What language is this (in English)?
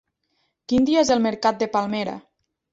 Catalan